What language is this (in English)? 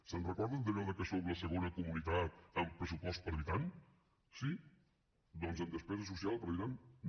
Catalan